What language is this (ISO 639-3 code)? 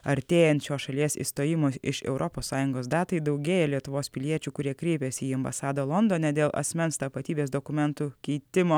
lit